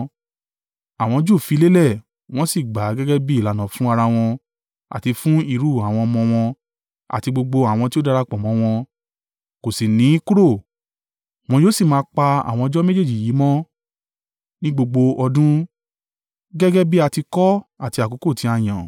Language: Yoruba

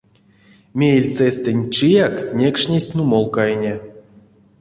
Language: Erzya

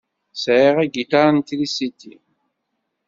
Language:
Kabyle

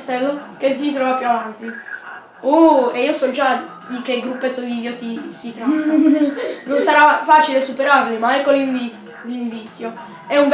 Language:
Italian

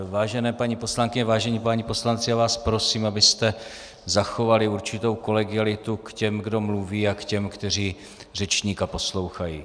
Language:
Czech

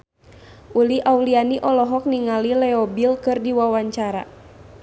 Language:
Sundanese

